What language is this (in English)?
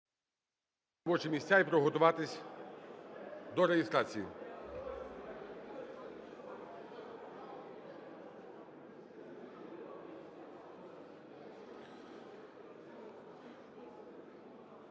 Ukrainian